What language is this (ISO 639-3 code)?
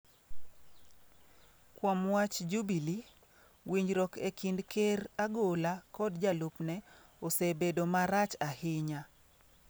luo